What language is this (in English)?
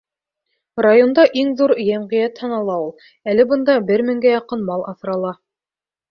Bashkir